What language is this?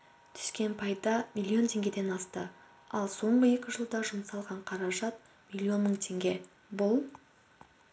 Kazakh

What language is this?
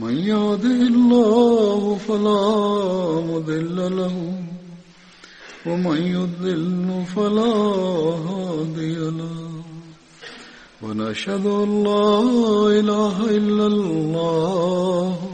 Bulgarian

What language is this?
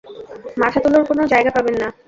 Bangla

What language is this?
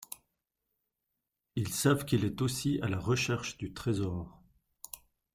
French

